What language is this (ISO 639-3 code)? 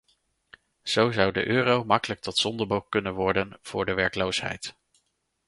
nld